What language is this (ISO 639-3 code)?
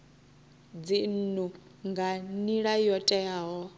ven